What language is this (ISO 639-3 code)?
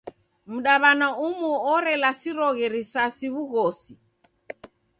dav